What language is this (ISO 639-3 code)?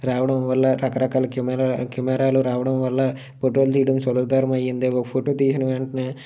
tel